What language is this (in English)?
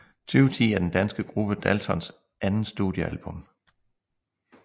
Danish